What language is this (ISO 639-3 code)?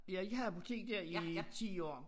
dan